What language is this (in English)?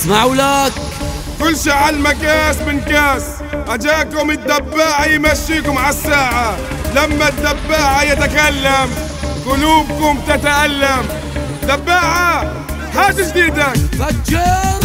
Arabic